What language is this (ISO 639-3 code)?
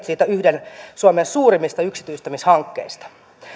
fin